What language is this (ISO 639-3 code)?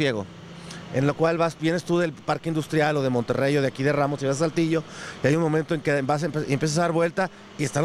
spa